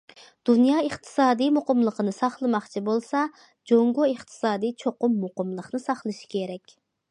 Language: Uyghur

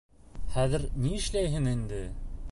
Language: Bashkir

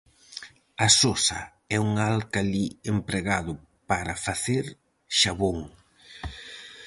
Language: Galician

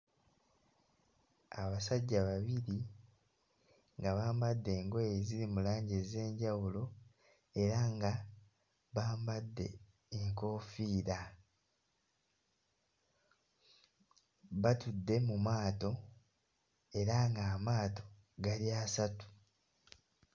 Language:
Ganda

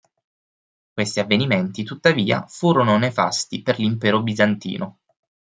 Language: Italian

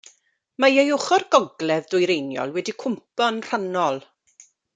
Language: Welsh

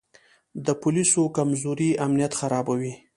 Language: Pashto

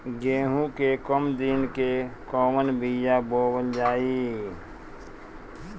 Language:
Bhojpuri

